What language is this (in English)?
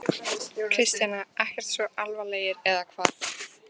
Icelandic